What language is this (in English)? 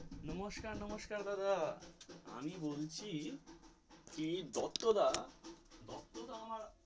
Bangla